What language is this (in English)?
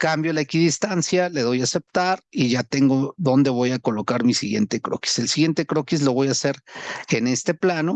Spanish